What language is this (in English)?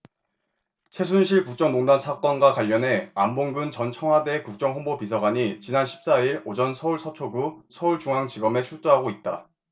Korean